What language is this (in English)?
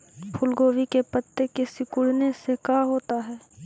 Magahi